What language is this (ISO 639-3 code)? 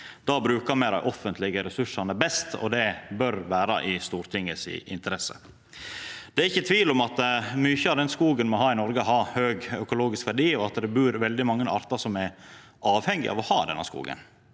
nor